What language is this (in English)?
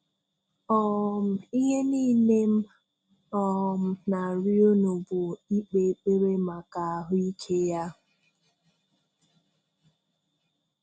Igbo